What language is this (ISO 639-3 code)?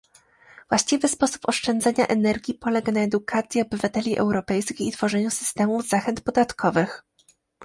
pol